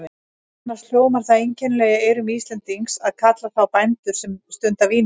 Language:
Icelandic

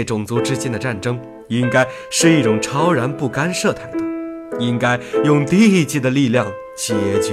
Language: Chinese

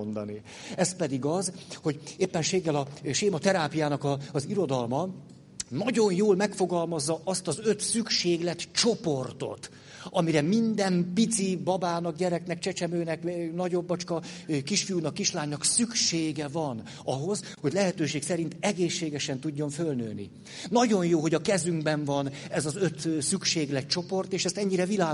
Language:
Hungarian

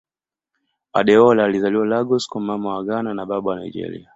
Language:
Swahili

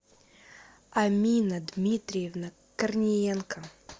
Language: Russian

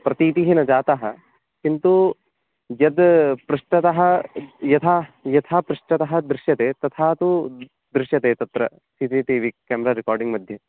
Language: Sanskrit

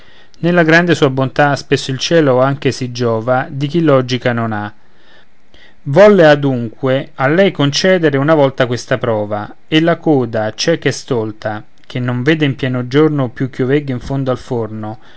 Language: Italian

